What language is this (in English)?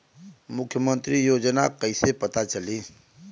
Bhojpuri